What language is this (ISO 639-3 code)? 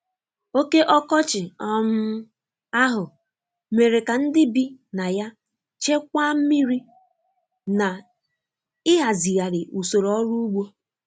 ibo